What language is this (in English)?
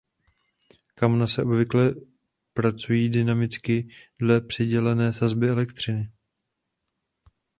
Czech